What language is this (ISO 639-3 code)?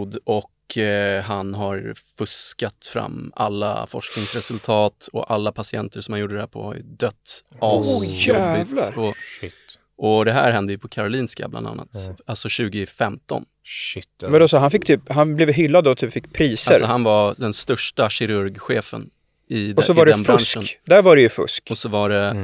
swe